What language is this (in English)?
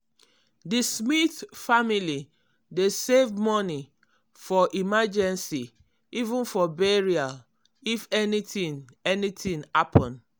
Nigerian Pidgin